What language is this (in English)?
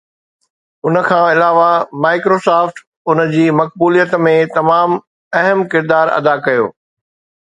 Sindhi